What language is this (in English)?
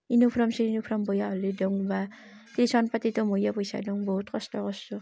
Assamese